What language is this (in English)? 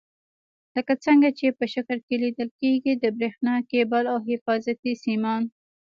Pashto